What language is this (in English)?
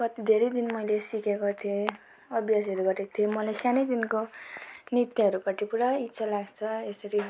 Nepali